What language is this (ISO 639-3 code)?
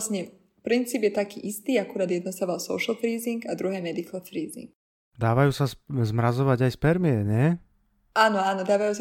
slk